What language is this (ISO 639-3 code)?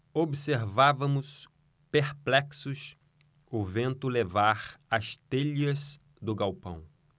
por